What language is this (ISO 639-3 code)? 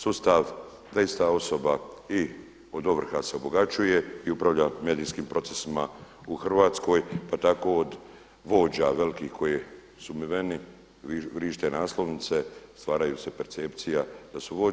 hrv